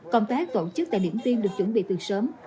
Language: Vietnamese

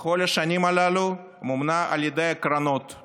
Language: Hebrew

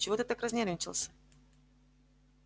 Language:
Russian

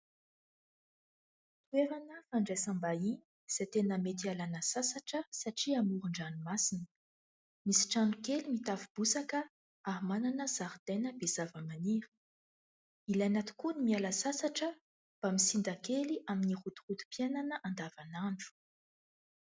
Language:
Malagasy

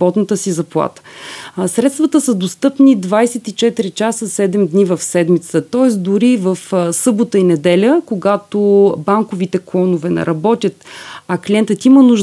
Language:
Bulgarian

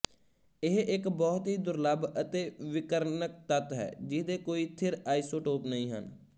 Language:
Punjabi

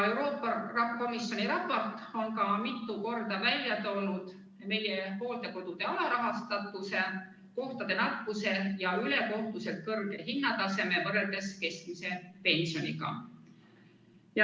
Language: Estonian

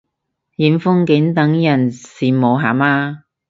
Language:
Cantonese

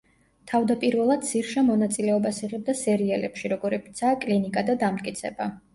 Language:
Georgian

